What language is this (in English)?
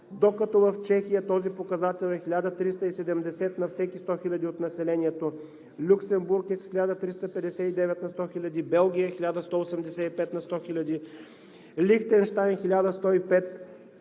Bulgarian